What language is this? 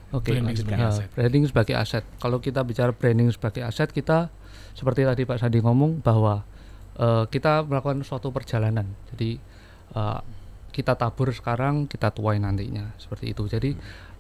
Indonesian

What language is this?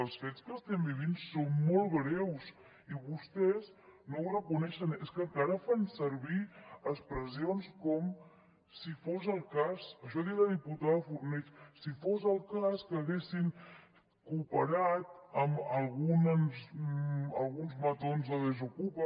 Catalan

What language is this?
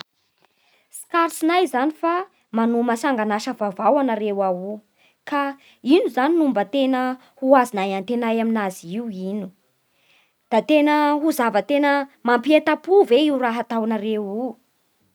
Bara Malagasy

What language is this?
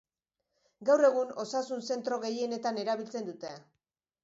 Basque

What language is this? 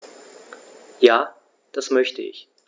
German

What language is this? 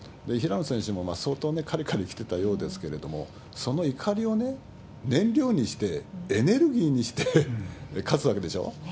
Japanese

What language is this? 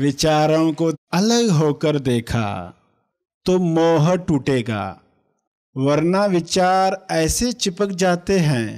Hindi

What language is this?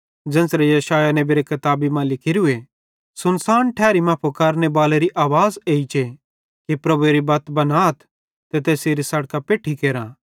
Bhadrawahi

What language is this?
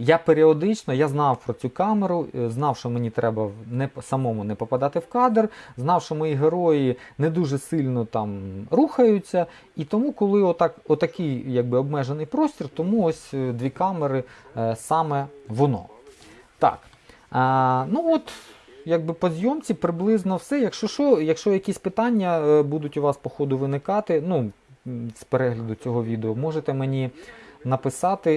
Ukrainian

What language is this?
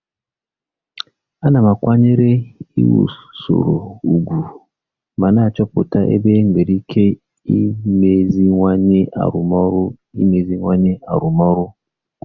Igbo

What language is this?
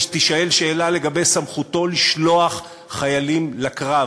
Hebrew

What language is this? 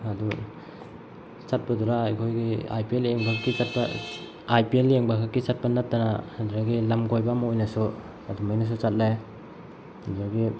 Manipuri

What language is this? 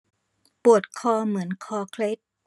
Thai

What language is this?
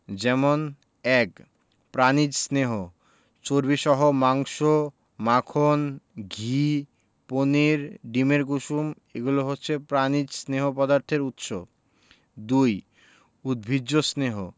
Bangla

